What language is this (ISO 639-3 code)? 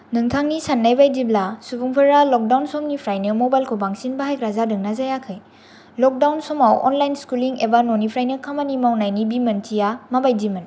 brx